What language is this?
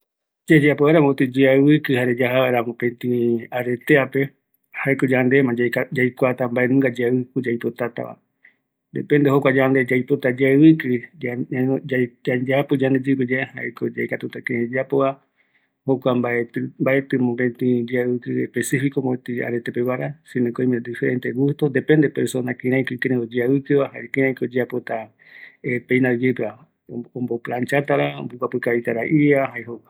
Eastern Bolivian Guaraní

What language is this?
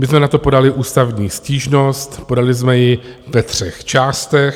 Czech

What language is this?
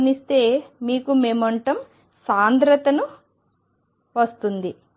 Telugu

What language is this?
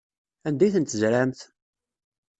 Kabyle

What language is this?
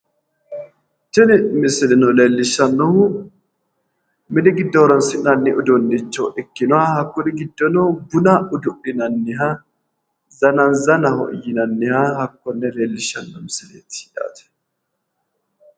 Sidamo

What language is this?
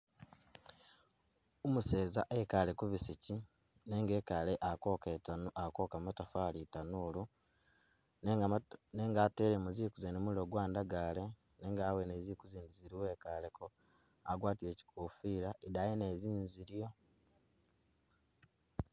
Masaaba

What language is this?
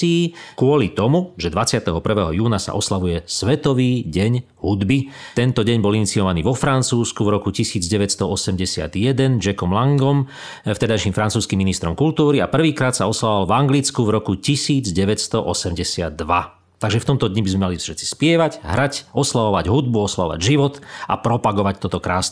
Slovak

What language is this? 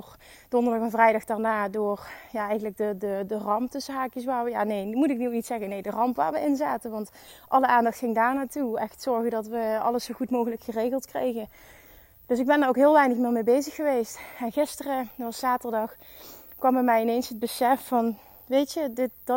Dutch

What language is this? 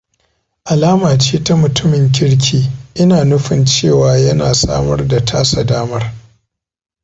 Hausa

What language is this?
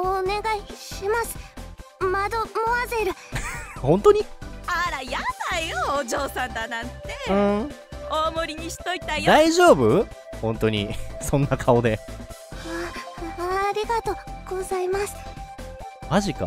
Japanese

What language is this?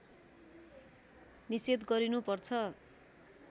Nepali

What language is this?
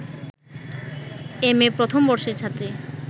Bangla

